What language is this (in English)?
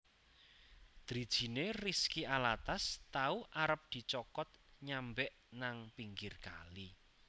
Javanese